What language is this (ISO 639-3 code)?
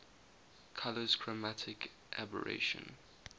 eng